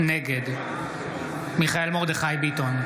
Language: Hebrew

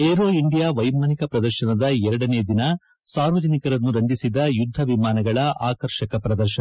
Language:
Kannada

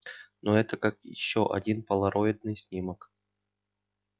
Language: Russian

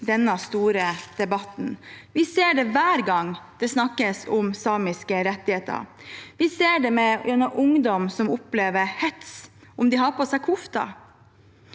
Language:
Norwegian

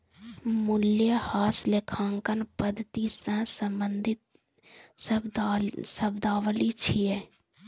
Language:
Maithili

